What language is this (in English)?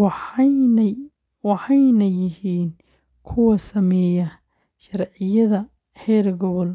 Somali